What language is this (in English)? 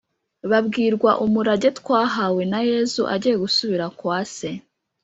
Kinyarwanda